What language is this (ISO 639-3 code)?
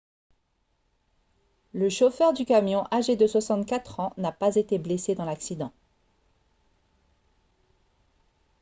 fra